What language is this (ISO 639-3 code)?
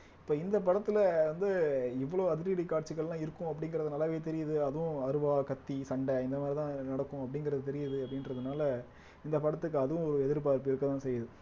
tam